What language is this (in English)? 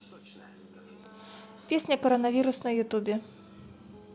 Russian